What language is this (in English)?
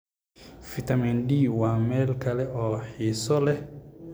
Somali